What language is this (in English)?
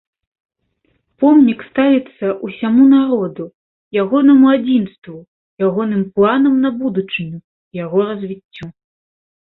Belarusian